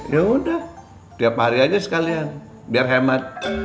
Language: Indonesian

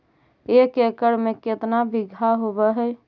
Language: Magahi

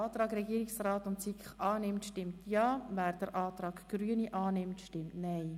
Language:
Swiss German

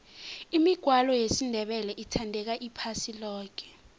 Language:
South Ndebele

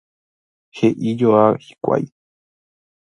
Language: Guarani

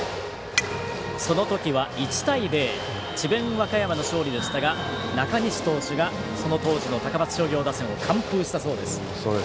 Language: Japanese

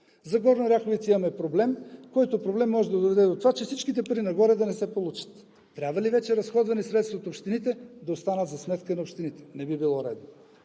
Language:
Bulgarian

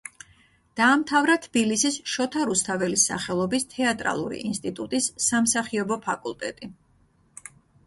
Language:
Georgian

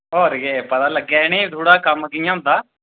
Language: Dogri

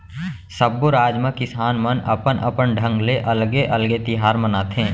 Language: Chhattisgarhi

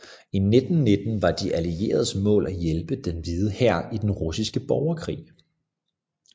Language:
Danish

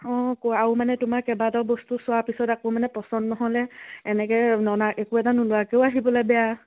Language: Assamese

